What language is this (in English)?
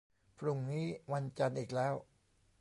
Thai